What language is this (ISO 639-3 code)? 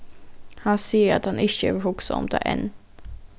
fao